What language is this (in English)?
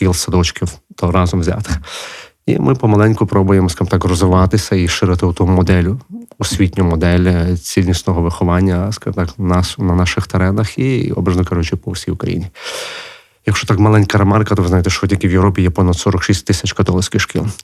Ukrainian